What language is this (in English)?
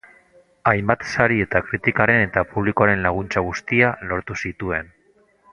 Basque